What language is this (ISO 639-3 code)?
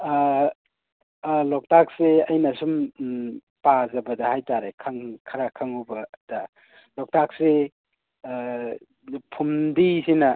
mni